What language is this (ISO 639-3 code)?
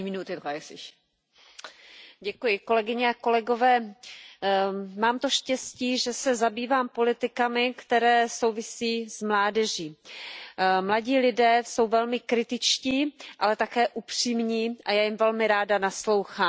ces